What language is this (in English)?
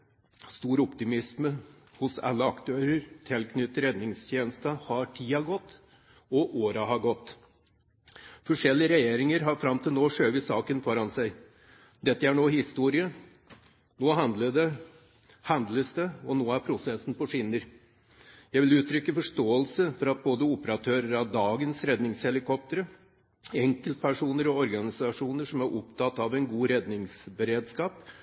Norwegian Bokmål